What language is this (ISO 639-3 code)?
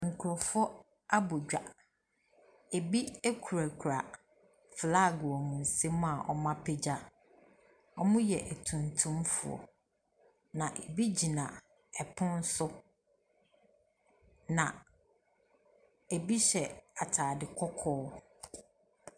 aka